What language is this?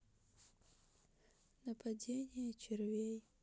Russian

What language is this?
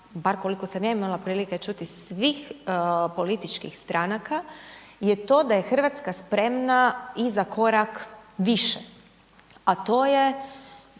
Croatian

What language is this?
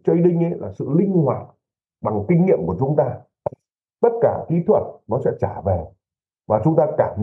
Vietnamese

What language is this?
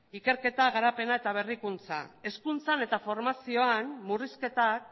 Basque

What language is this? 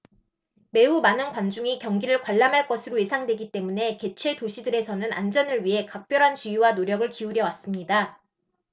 Korean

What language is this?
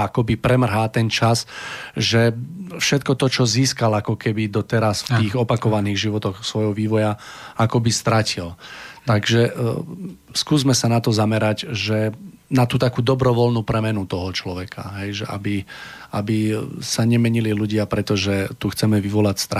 Slovak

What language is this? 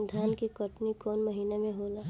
Bhojpuri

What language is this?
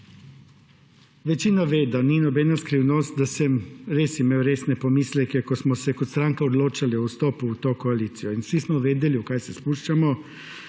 Slovenian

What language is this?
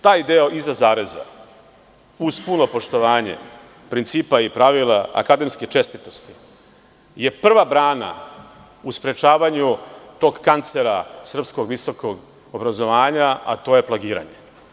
Serbian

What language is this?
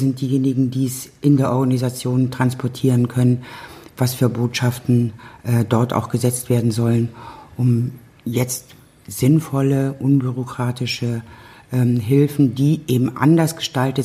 German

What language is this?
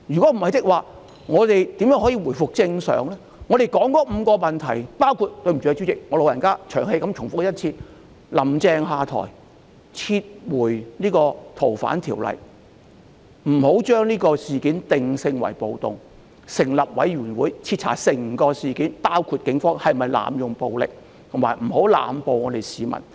Cantonese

